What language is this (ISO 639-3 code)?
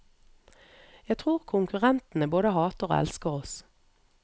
nor